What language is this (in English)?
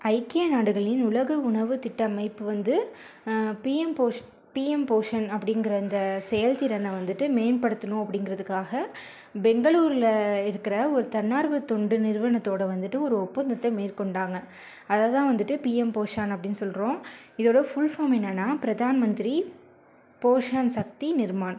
Tamil